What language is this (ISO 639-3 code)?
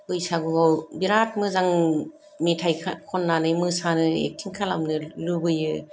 brx